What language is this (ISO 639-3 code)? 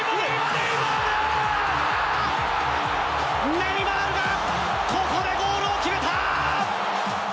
jpn